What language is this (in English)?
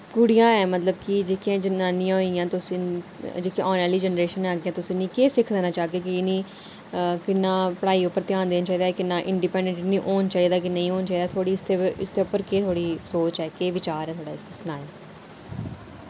Dogri